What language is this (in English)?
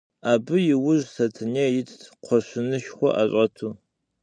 Kabardian